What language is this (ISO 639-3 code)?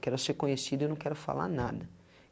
por